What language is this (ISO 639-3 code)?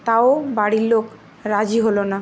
ben